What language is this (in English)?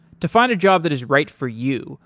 English